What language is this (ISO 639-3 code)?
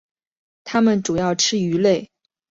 zho